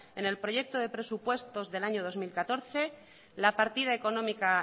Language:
Spanish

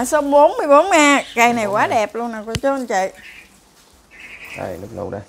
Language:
Vietnamese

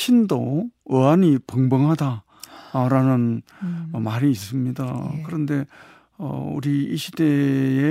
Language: Korean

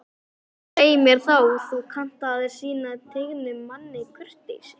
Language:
Icelandic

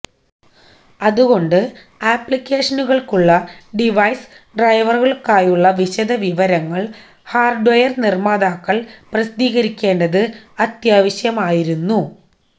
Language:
Malayalam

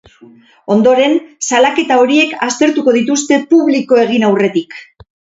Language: Basque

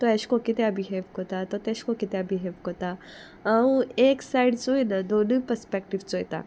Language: Konkani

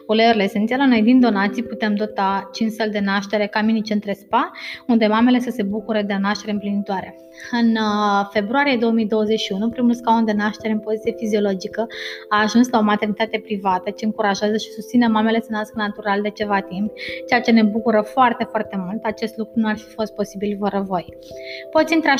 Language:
Romanian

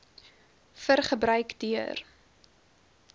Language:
Afrikaans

